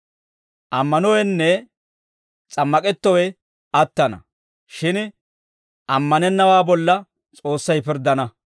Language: Dawro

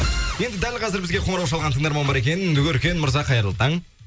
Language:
Kazakh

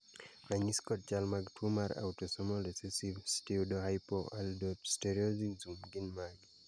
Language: Luo (Kenya and Tanzania)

